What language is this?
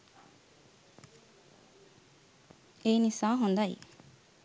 Sinhala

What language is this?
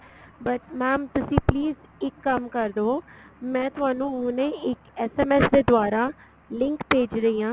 Punjabi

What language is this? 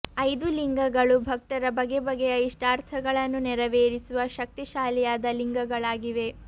Kannada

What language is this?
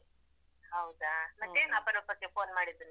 Kannada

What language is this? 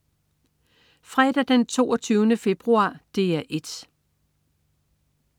Danish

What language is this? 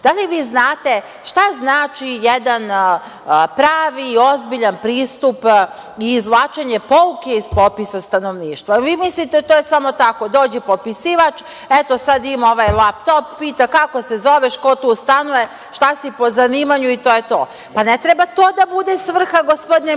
Serbian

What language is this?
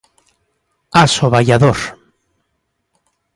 Galician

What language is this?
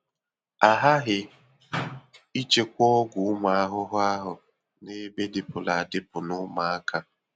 Igbo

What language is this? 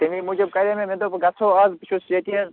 Kashmiri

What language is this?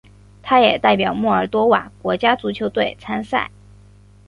Chinese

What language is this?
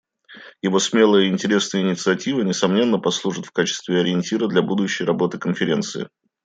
Russian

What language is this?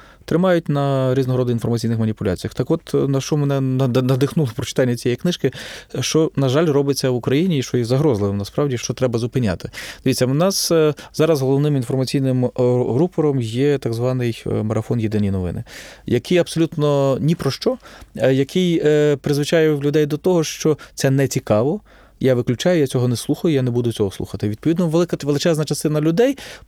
Ukrainian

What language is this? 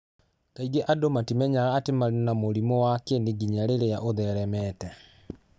Kikuyu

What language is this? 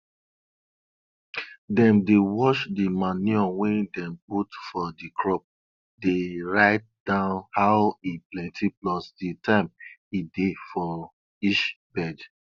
Nigerian Pidgin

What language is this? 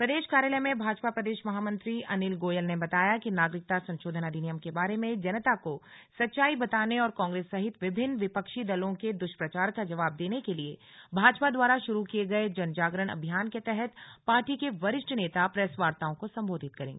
Hindi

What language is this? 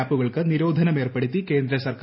Malayalam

